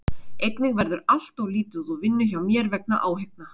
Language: Icelandic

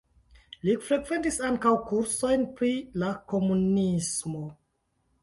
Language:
Esperanto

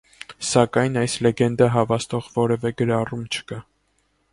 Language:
Armenian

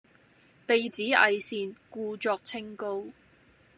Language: Cantonese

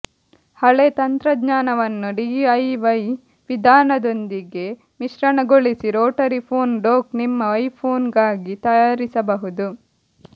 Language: Kannada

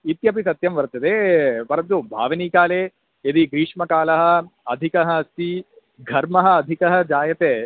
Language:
Sanskrit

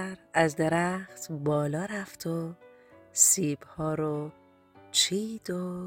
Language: Persian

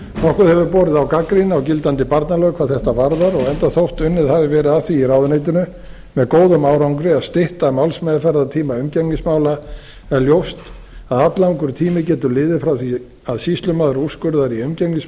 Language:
Icelandic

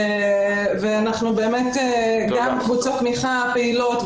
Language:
Hebrew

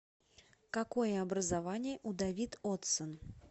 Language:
Russian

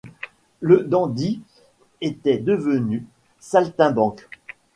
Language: French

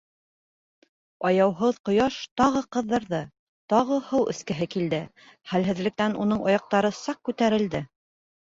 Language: Bashkir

